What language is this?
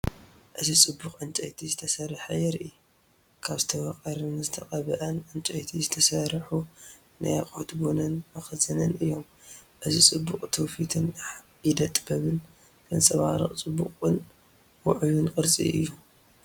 Tigrinya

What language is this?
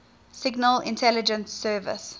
English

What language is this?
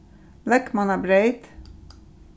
Faroese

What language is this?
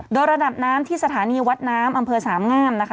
Thai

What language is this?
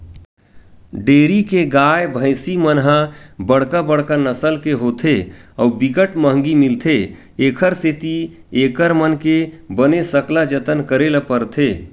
Chhattisgarhi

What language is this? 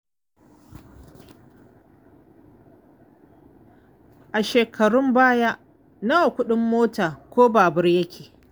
Hausa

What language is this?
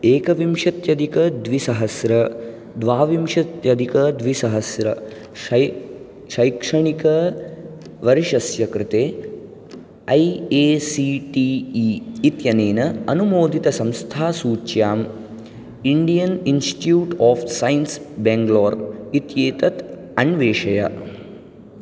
Sanskrit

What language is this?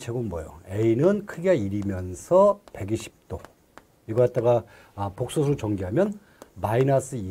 Korean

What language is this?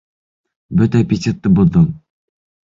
Bashkir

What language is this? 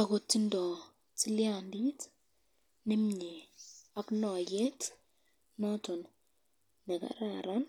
Kalenjin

